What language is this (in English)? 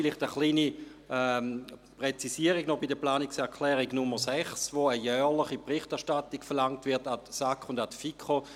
Swiss German